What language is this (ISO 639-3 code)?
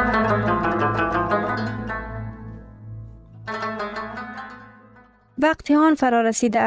fas